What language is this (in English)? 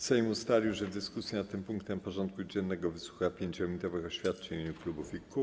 Polish